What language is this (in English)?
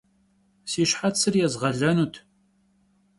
Kabardian